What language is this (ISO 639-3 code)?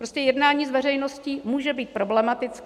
ces